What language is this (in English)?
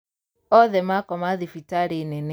Kikuyu